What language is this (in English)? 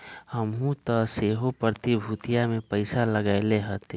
Magahi